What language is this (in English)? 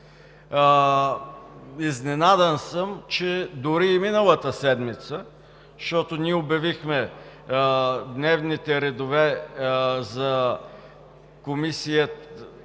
Bulgarian